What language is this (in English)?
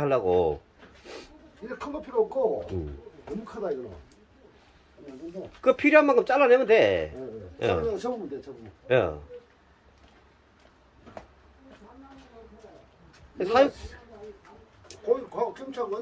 Korean